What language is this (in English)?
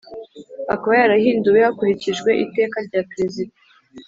Kinyarwanda